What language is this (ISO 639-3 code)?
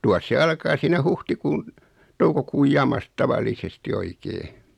fin